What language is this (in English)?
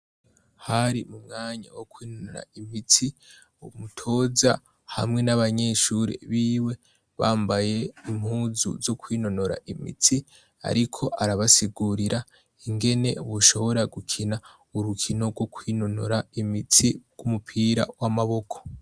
Rundi